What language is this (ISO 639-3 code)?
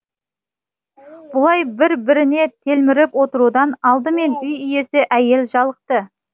kaz